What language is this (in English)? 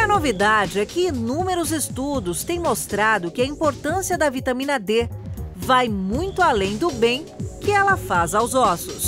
Portuguese